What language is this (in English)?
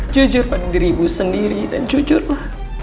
Indonesian